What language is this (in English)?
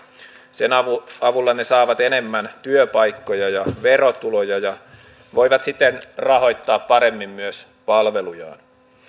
Finnish